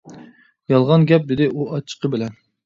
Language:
Uyghur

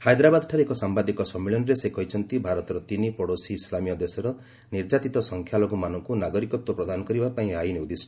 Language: Odia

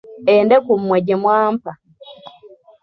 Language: Ganda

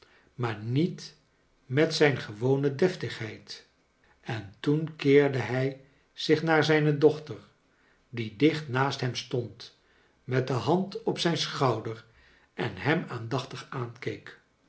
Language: Dutch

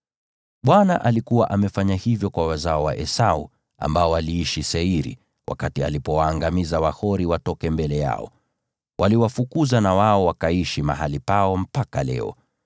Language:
Swahili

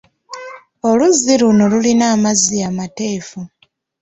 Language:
Ganda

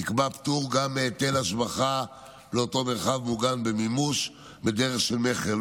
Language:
Hebrew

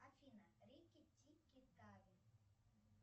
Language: Russian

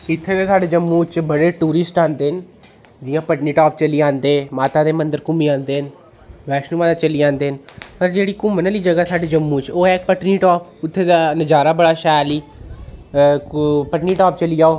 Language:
Dogri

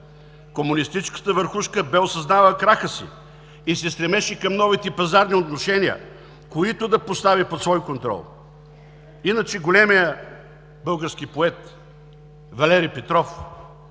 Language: Bulgarian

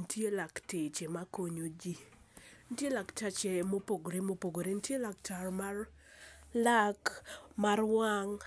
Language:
Luo (Kenya and Tanzania)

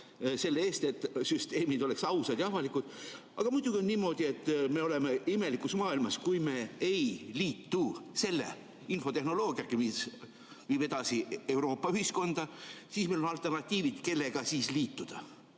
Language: Estonian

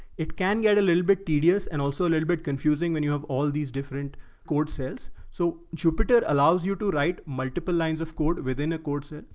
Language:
English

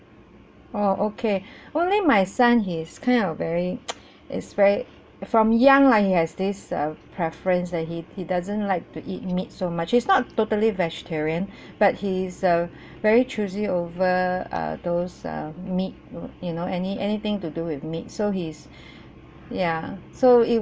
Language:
English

